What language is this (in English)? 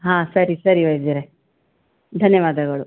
Kannada